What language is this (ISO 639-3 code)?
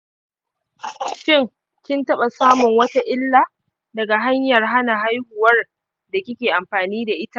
hau